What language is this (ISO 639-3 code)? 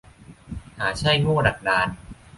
tha